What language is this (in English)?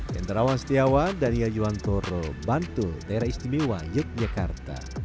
Indonesian